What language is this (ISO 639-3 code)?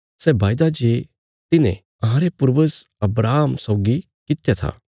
kfs